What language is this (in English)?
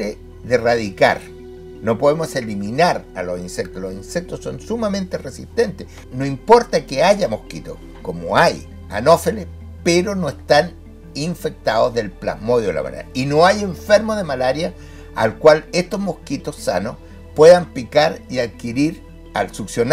Spanish